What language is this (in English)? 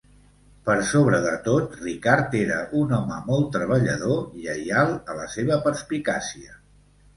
Catalan